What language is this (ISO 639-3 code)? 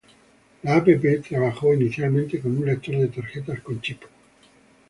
spa